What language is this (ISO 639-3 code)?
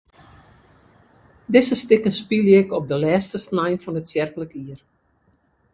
fry